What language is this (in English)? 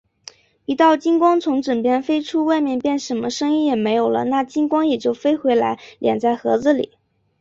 Chinese